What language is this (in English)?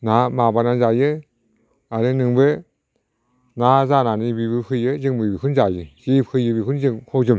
Bodo